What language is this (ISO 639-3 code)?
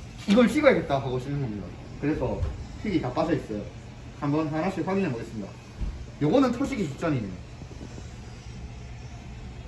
kor